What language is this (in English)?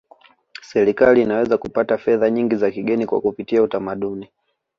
Swahili